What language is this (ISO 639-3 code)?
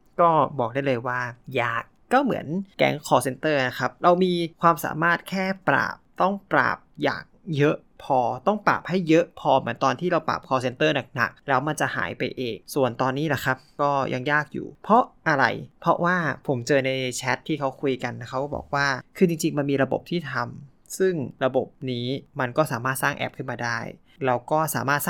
tha